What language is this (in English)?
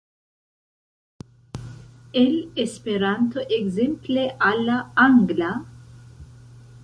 Esperanto